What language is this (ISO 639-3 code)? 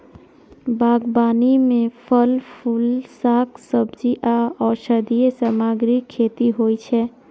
mai